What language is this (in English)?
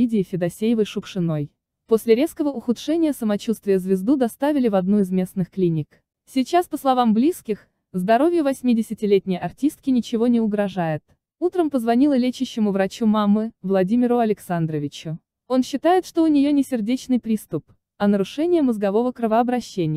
Russian